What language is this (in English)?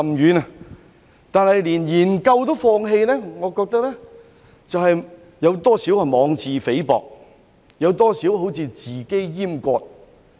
Cantonese